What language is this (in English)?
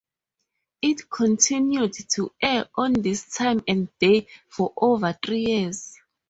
English